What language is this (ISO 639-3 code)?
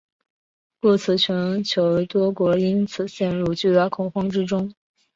zho